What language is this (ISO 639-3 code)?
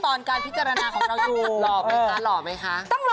tha